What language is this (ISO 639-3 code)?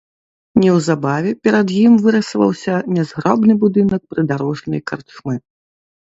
bel